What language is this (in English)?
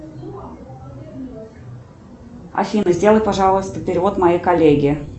Russian